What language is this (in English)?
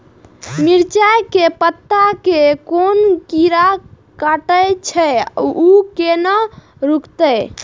Maithili